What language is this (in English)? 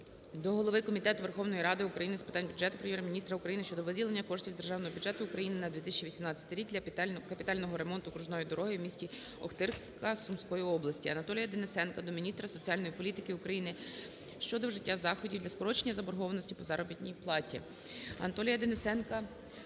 Ukrainian